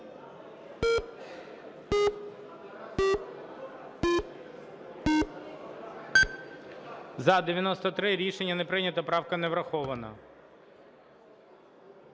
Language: Ukrainian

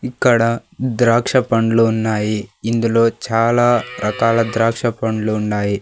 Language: Telugu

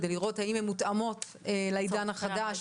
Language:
Hebrew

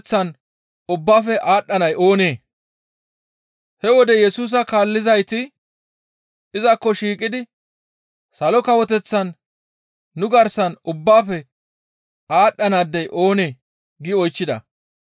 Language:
Gamo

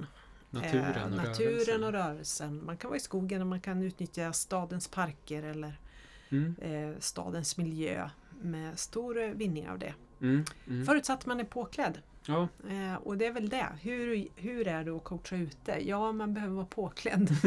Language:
Swedish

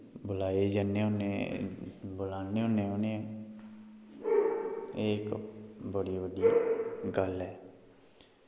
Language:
Dogri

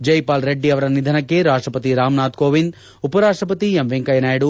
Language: Kannada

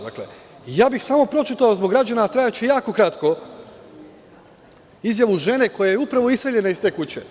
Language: Serbian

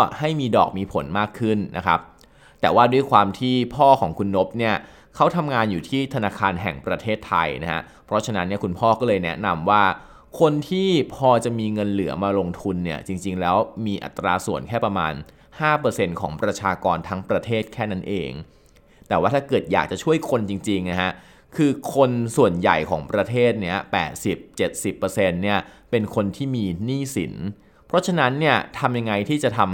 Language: Thai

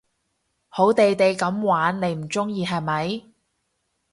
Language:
Cantonese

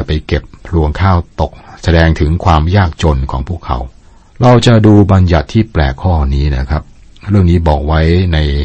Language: Thai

